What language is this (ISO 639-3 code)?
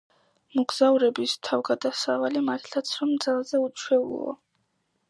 kat